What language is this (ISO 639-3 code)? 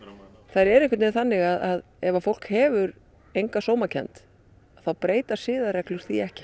isl